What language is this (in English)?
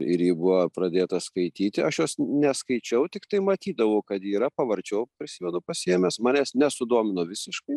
Lithuanian